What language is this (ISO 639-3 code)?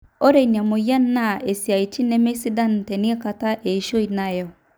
mas